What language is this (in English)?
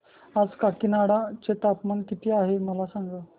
Marathi